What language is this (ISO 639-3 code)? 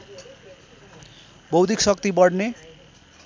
nep